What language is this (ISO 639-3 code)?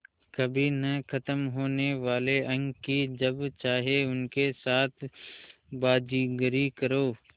hin